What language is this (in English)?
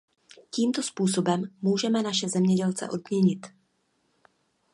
Czech